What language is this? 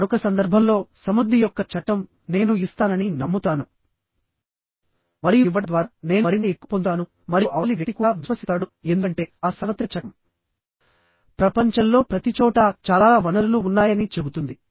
Telugu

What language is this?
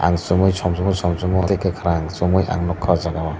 Kok Borok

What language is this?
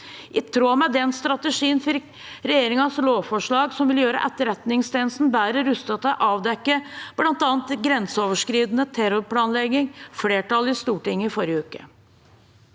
Norwegian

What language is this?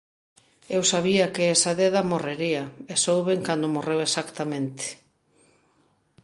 Galician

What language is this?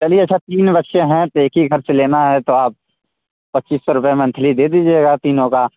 Hindi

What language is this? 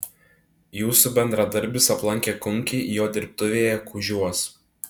Lithuanian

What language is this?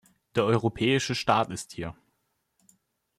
German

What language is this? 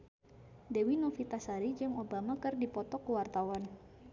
Sundanese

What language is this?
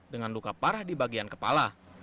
Indonesian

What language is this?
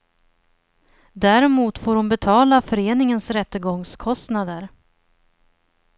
Swedish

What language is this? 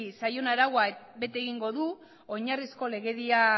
Basque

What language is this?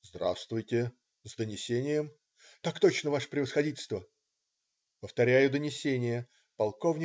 Russian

